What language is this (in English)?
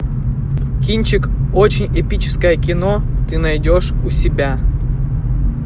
Russian